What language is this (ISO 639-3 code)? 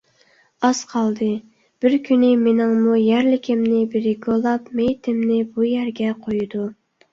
uig